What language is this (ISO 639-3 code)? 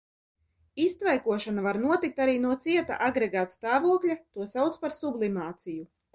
lav